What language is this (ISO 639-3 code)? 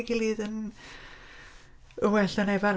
cym